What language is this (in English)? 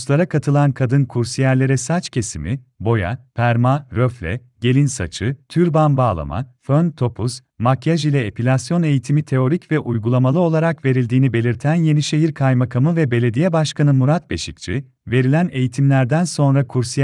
Turkish